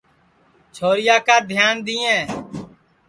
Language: Sansi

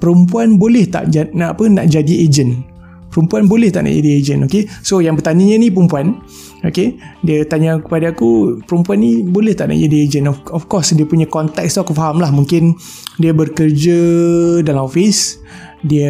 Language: Malay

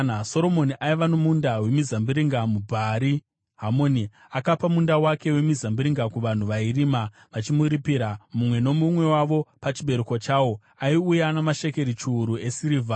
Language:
Shona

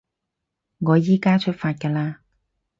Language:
Cantonese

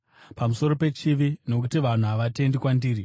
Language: Shona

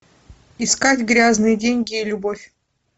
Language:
Russian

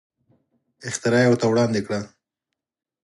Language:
Pashto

